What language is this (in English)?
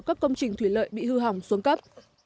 Vietnamese